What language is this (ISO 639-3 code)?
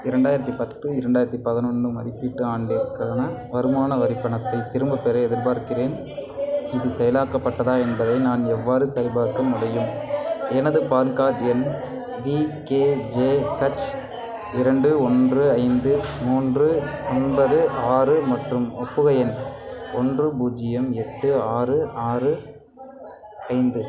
tam